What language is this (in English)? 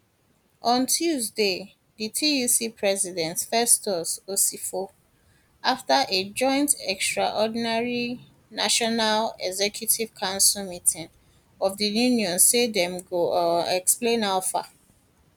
Nigerian Pidgin